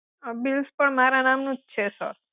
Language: Gujarati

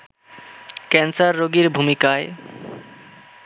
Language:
Bangla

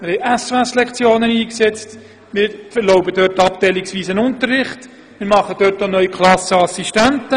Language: Swiss German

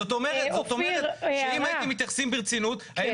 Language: Hebrew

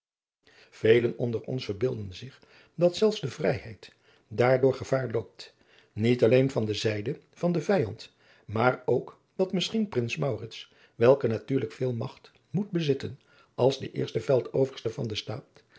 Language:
Dutch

